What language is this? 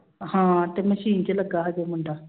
Punjabi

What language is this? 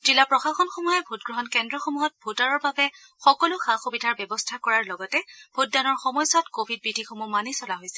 Assamese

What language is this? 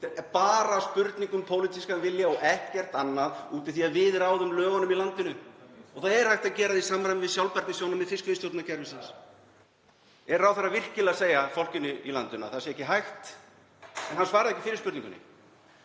Icelandic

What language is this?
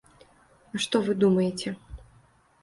Belarusian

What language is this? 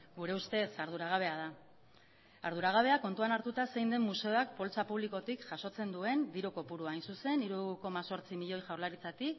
Basque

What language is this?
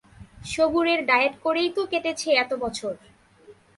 Bangla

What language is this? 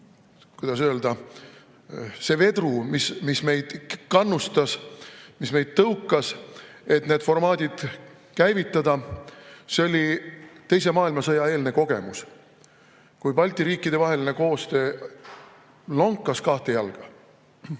Estonian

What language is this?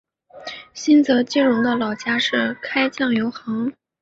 Chinese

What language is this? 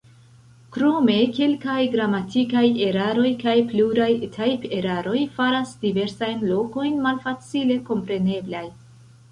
Esperanto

